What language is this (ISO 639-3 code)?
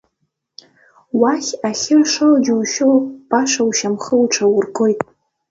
abk